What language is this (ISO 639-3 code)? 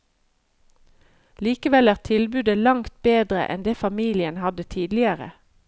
nor